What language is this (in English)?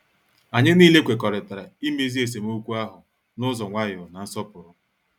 Igbo